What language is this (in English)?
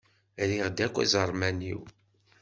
Kabyle